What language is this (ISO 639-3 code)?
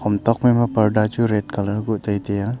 nnp